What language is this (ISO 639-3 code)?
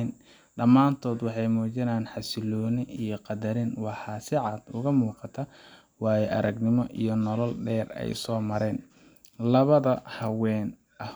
som